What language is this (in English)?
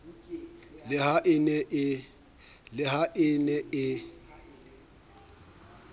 Southern Sotho